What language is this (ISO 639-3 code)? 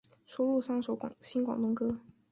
zho